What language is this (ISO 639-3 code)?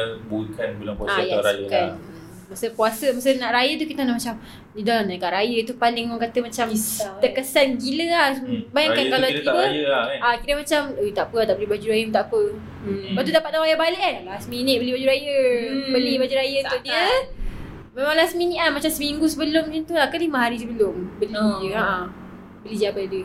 msa